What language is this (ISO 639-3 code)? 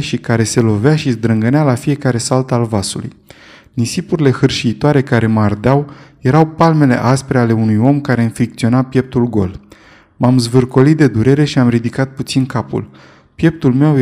ron